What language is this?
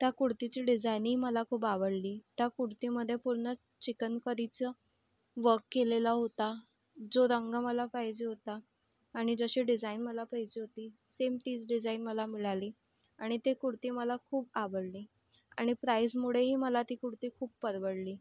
Marathi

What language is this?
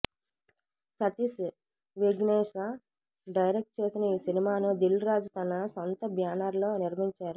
Telugu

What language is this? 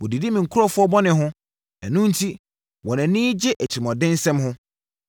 Akan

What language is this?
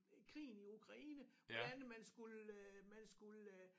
Danish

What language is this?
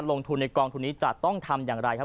Thai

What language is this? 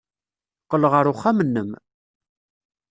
Kabyle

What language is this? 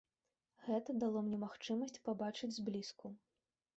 Belarusian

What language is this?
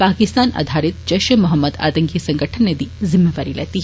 Dogri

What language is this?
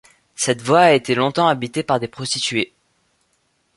French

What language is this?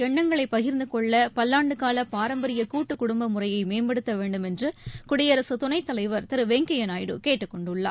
Tamil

